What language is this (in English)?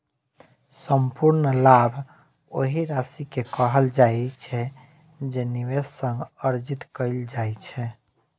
Maithili